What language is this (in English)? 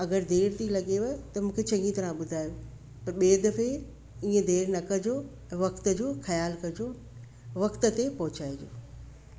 Sindhi